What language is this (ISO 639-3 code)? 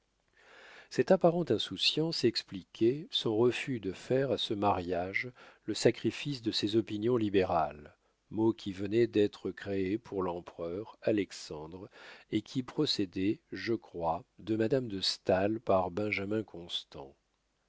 fra